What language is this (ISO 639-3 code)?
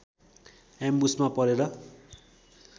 nep